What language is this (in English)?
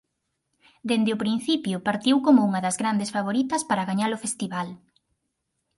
Galician